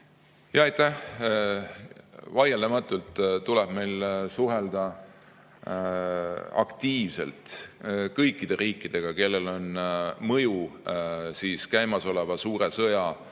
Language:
Estonian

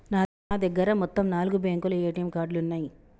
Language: Telugu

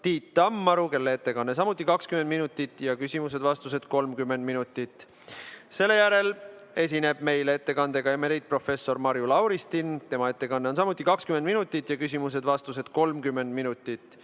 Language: Estonian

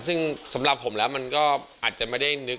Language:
Thai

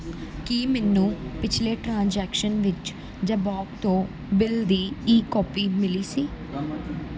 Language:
Punjabi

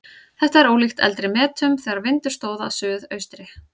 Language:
Icelandic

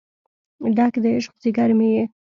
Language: Pashto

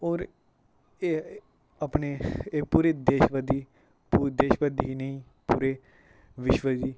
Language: Dogri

